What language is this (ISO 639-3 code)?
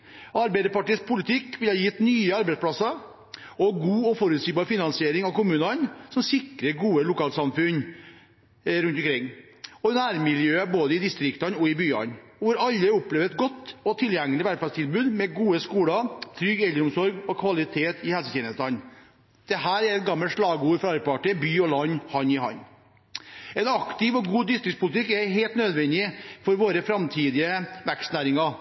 nob